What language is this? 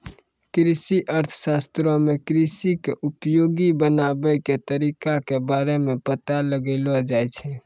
Maithili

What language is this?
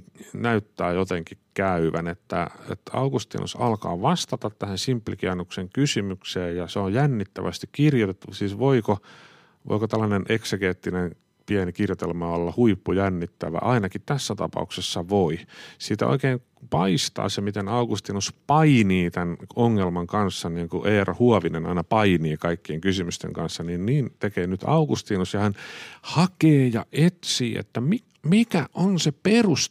Finnish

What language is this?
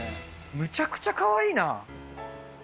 Japanese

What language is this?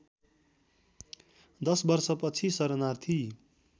Nepali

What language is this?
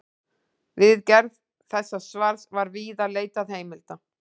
Icelandic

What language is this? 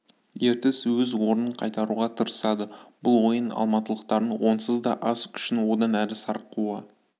Kazakh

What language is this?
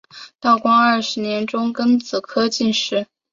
Chinese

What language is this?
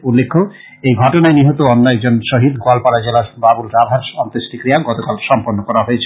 Bangla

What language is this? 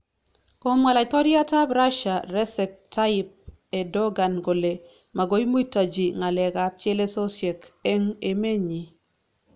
Kalenjin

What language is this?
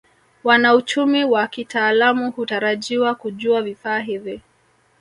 Swahili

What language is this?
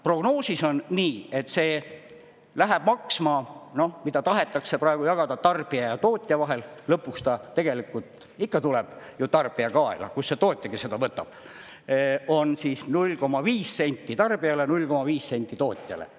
Estonian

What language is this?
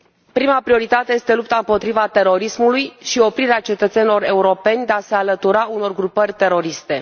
Romanian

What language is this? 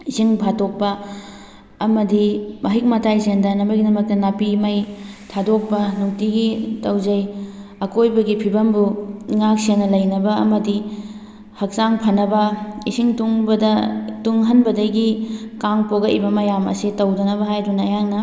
Manipuri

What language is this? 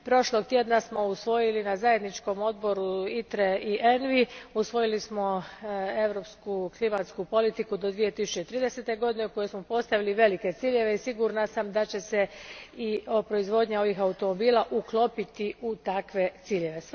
Croatian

